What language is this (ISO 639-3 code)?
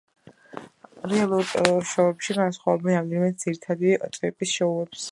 kat